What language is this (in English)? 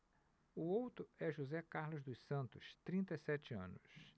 Portuguese